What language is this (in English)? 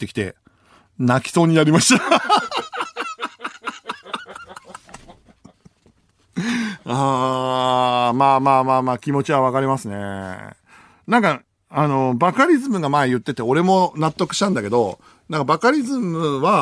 Japanese